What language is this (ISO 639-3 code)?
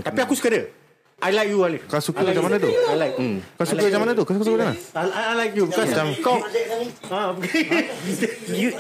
msa